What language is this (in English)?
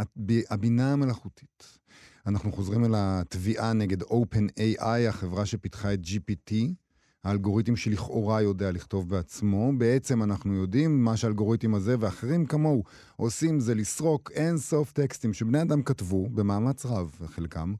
Hebrew